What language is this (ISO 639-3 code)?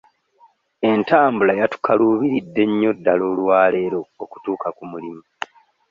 lug